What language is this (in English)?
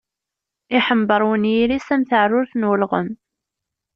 Kabyle